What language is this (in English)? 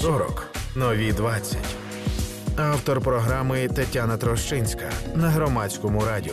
Ukrainian